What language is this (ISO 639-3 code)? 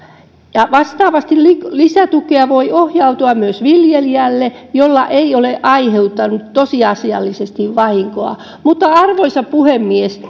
fin